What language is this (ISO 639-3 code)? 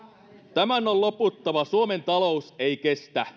fin